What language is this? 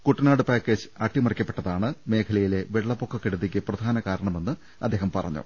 Malayalam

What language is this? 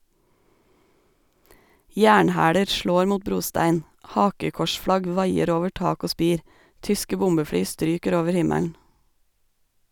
Norwegian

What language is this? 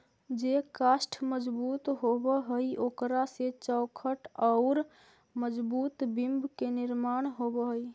Magahi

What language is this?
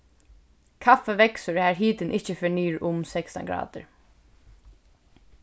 Faroese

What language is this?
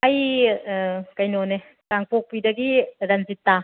Manipuri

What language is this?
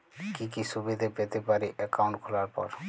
Bangla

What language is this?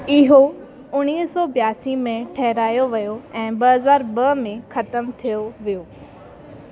Sindhi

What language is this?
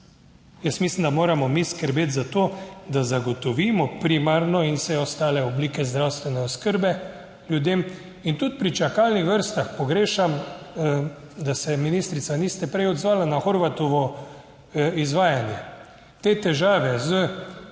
Slovenian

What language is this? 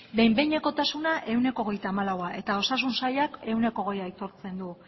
Basque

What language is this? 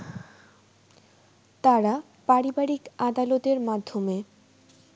Bangla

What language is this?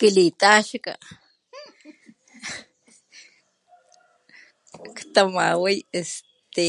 Papantla Totonac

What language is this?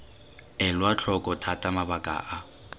Tswana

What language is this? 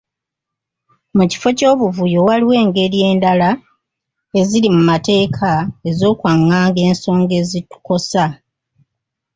Ganda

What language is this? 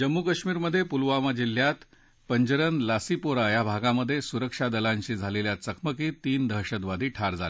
Marathi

